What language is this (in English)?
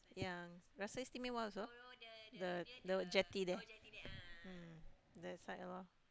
English